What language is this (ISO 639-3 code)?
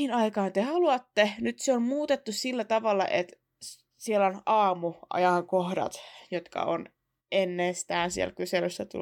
fin